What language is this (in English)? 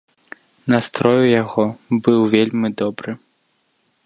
Belarusian